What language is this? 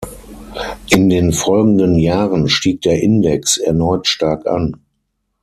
German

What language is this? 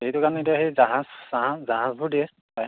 Assamese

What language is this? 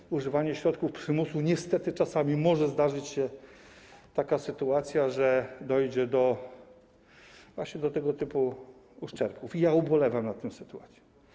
Polish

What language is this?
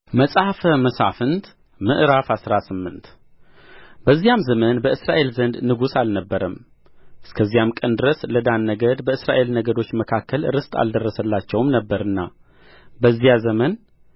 Amharic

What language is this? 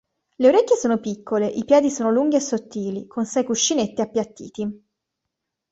Italian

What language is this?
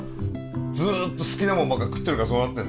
Japanese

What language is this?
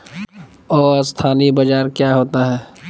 Magahi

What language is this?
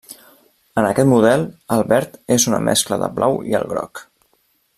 Catalan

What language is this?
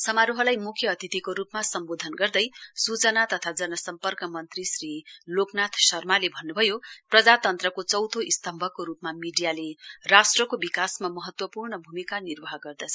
Nepali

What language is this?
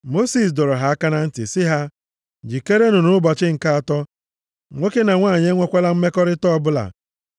Igbo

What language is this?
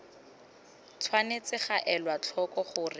Tswana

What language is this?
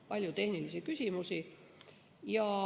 Estonian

